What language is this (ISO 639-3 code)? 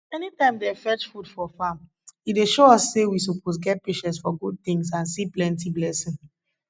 pcm